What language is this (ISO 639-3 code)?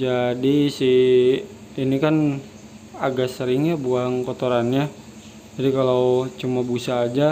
ind